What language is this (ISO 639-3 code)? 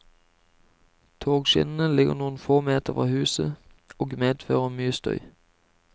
nor